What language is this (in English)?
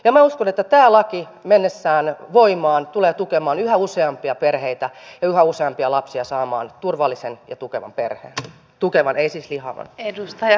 Finnish